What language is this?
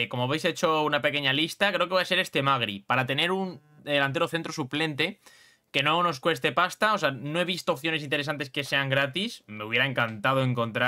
Spanish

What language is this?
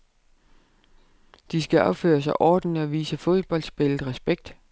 Danish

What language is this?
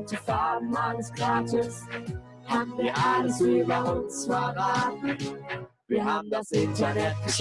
German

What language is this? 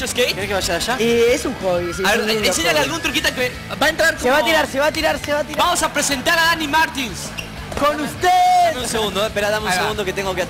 Spanish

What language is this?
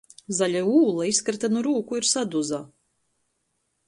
Latgalian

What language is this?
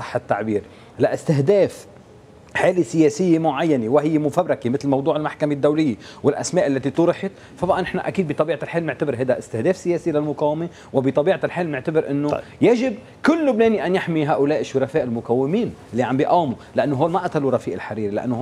Arabic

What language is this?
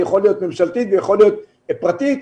Hebrew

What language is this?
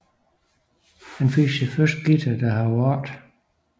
Danish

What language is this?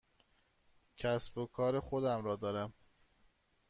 Persian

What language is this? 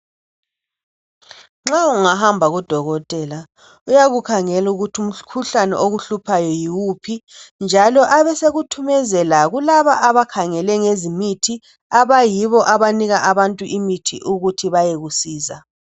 North Ndebele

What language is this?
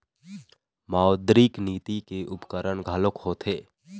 Chhattisgarhi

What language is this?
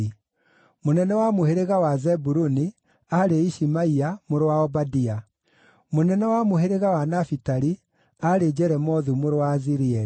Kikuyu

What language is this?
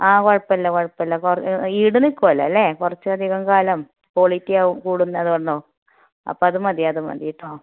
Malayalam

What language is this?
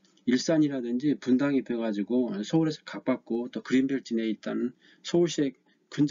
Korean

